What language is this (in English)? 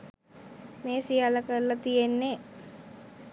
Sinhala